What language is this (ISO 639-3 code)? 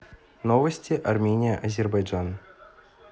rus